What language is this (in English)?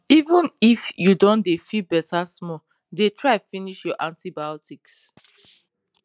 Nigerian Pidgin